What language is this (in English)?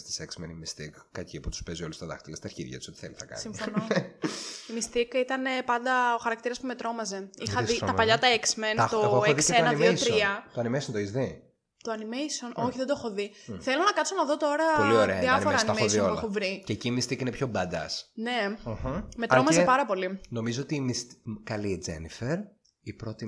Greek